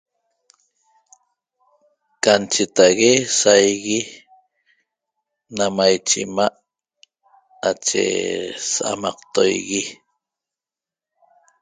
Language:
Toba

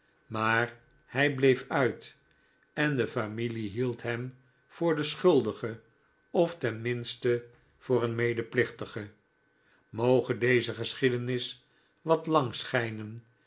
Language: Dutch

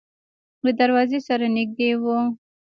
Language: Pashto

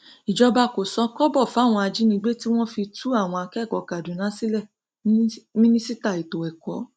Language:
Yoruba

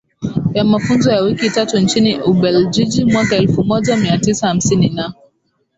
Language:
Swahili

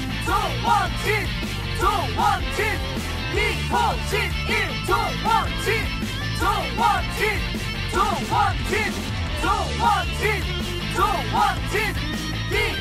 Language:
Korean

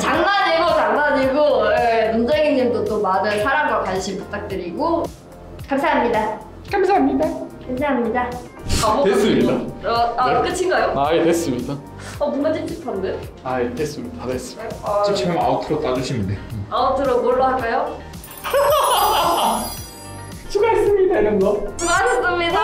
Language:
Korean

